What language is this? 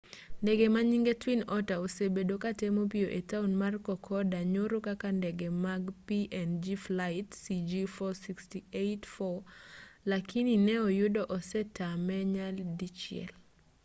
Luo (Kenya and Tanzania)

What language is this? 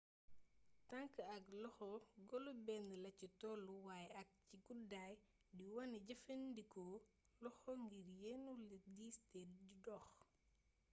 Wolof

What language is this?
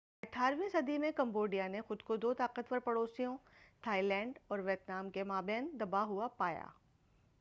Urdu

